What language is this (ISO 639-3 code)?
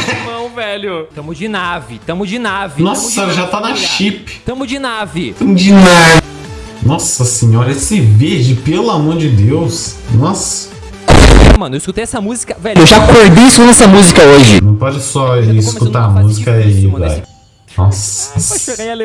por